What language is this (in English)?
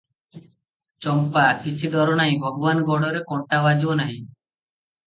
Odia